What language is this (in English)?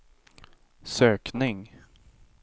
Swedish